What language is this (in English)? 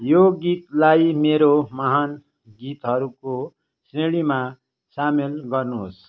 Nepali